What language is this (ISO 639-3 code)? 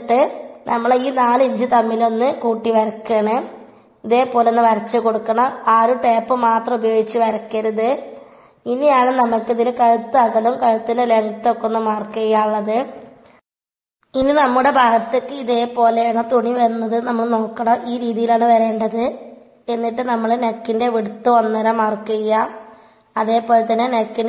ara